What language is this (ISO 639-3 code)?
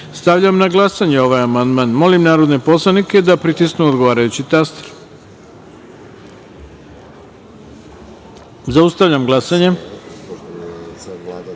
srp